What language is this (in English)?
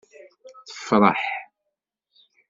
Kabyle